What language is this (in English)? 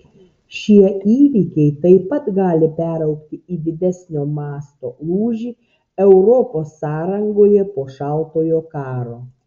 Lithuanian